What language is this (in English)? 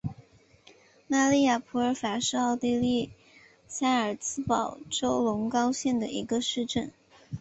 Chinese